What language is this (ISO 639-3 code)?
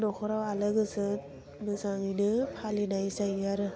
brx